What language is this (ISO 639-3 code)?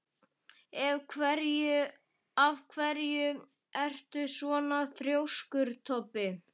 isl